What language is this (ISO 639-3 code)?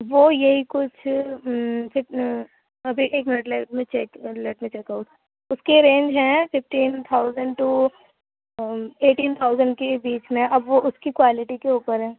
urd